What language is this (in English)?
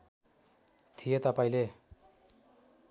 Nepali